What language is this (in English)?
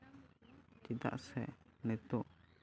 Santali